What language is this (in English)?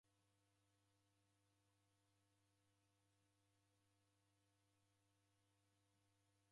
Taita